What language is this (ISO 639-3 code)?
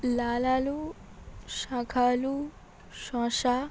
ben